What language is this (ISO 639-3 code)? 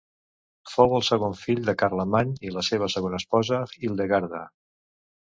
cat